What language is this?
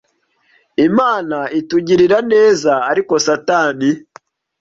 Kinyarwanda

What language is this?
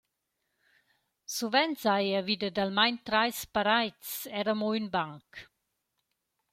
Romansh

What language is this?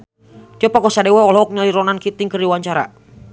Sundanese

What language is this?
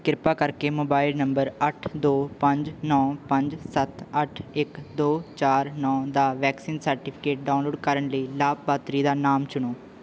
Punjabi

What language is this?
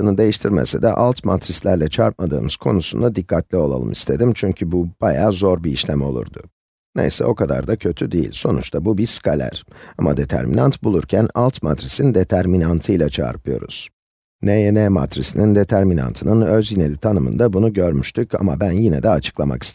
Turkish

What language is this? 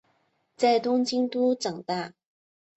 Chinese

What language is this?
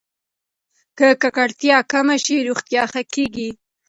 Pashto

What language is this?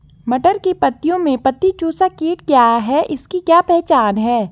Hindi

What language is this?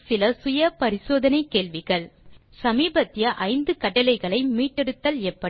Tamil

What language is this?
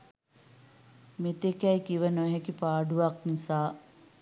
Sinhala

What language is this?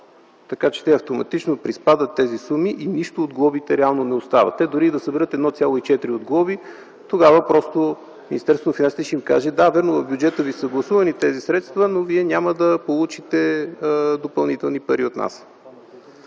Bulgarian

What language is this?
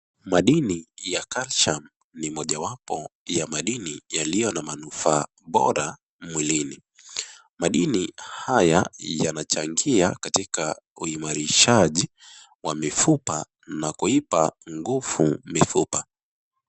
Swahili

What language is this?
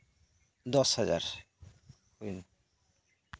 Santali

